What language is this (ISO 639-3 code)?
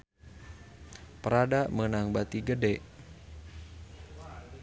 sun